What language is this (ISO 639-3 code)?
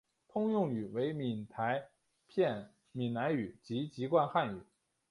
zho